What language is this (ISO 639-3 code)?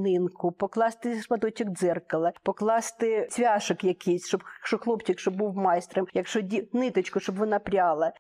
ukr